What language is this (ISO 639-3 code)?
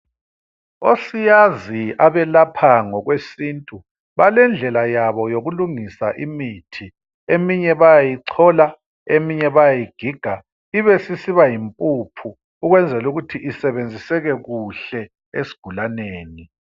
nde